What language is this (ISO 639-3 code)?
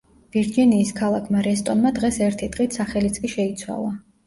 kat